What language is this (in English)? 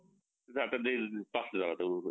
Marathi